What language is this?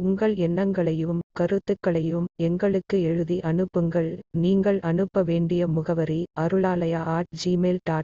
Tamil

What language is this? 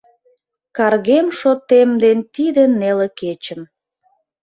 Mari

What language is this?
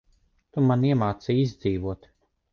Latvian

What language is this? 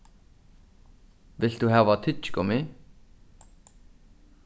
Faroese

